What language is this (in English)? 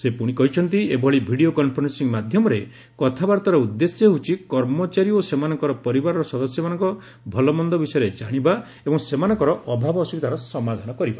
Odia